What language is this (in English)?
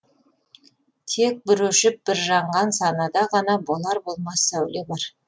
Kazakh